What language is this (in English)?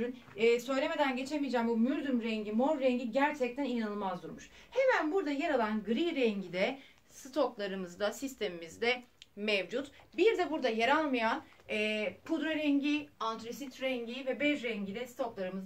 Turkish